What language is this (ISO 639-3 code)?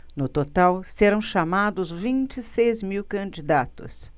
por